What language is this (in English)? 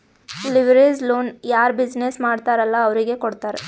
Kannada